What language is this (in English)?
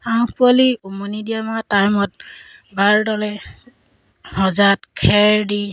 Assamese